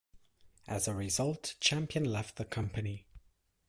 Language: English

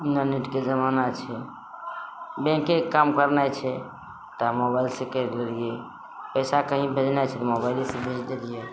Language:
Maithili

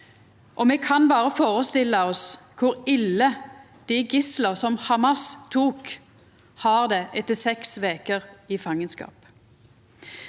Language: Norwegian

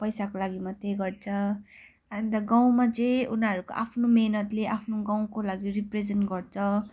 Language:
Nepali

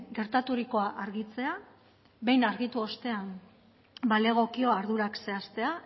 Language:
Basque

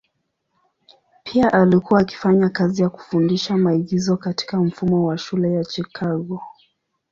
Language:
Swahili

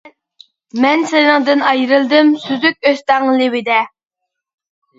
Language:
Uyghur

